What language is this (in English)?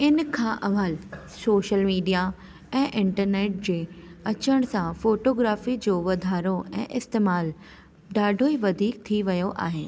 Sindhi